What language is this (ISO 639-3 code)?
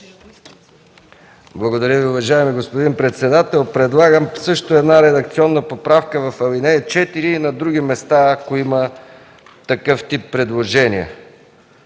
bul